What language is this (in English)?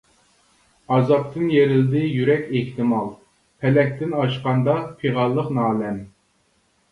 Uyghur